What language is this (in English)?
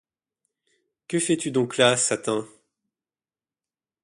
French